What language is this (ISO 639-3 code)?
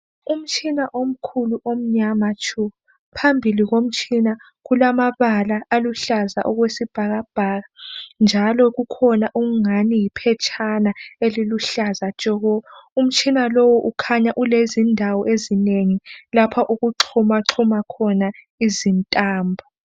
nde